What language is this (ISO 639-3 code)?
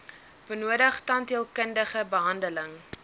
afr